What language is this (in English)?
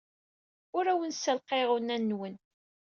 Kabyle